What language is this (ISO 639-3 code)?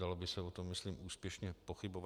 ces